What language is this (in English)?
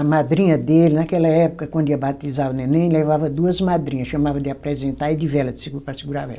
Portuguese